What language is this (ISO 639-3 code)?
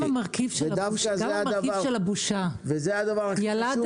heb